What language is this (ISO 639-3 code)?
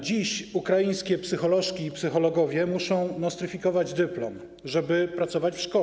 pol